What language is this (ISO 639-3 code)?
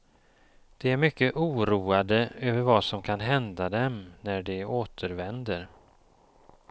swe